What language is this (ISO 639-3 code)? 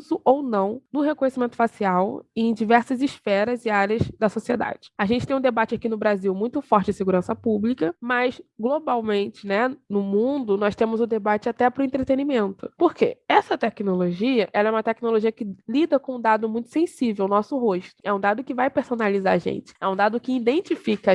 por